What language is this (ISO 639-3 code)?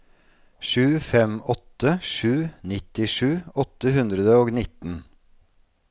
nor